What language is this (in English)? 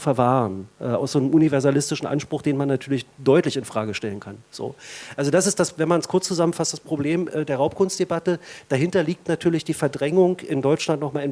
German